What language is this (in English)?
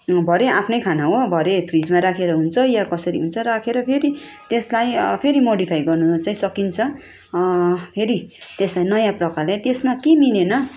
Nepali